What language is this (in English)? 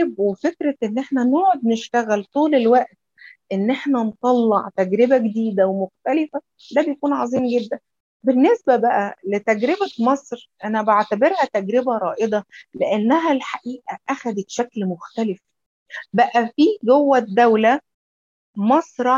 Arabic